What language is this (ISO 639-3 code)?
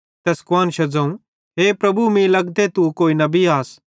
bhd